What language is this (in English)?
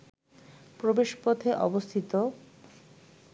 Bangla